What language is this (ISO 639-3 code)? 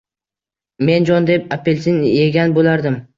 uzb